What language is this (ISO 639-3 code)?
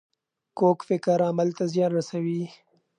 pus